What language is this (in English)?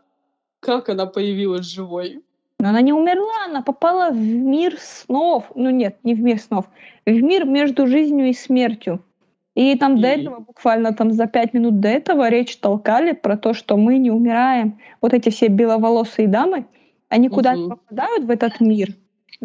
Russian